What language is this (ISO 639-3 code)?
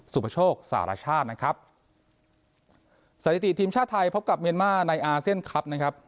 tha